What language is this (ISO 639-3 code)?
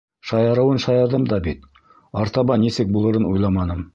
bak